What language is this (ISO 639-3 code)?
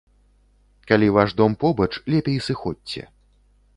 bel